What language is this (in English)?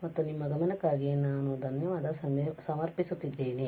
Kannada